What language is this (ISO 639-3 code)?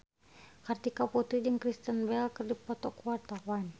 sun